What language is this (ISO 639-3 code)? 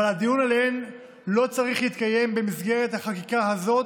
heb